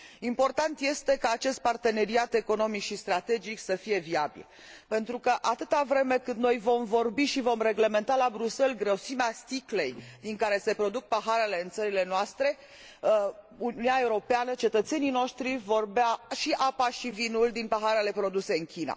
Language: Romanian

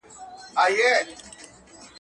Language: Pashto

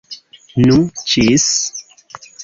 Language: Esperanto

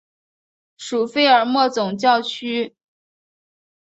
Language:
Chinese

